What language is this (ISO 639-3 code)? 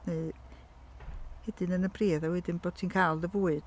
cym